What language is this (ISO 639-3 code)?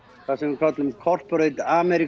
isl